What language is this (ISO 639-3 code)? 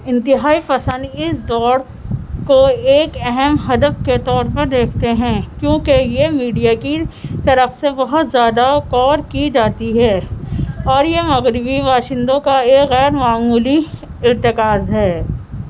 urd